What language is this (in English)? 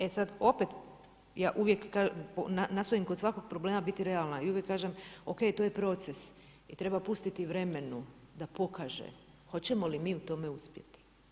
Croatian